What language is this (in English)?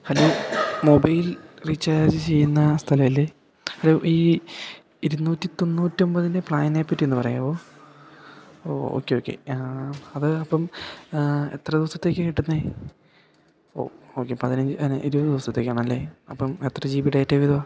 Malayalam